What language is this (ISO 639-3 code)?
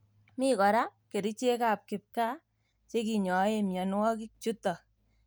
kln